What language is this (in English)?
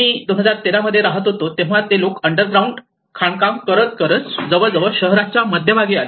Marathi